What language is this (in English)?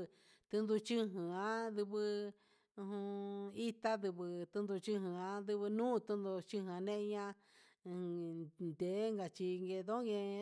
Huitepec Mixtec